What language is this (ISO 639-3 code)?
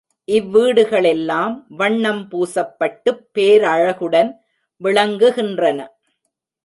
tam